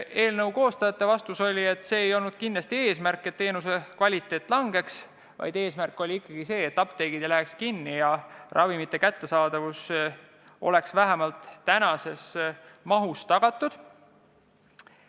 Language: Estonian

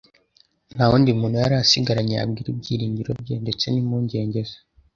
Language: Kinyarwanda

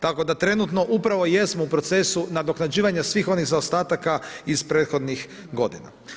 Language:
Croatian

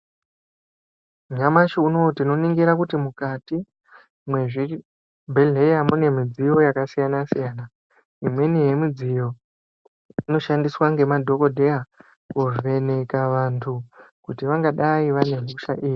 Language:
Ndau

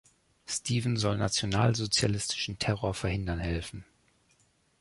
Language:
German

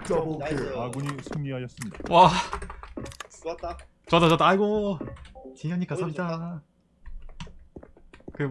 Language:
Korean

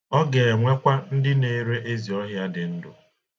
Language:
Igbo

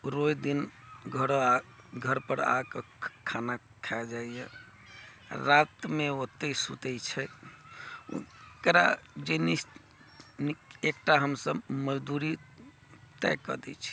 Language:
Maithili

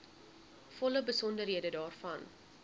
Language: Afrikaans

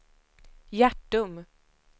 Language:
Swedish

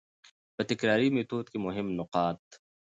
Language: Pashto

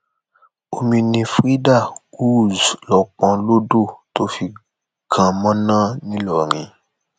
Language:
Yoruba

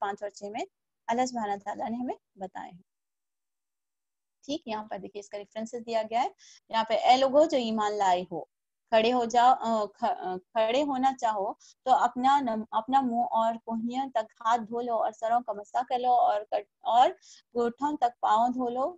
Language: Hindi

